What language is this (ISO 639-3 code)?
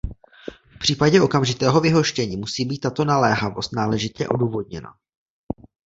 ces